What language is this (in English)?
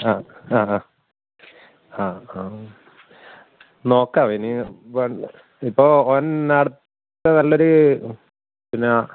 Malayalam